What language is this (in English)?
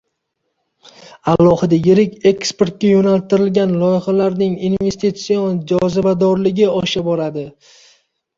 Uzbek